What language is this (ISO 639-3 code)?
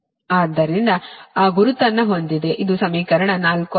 kan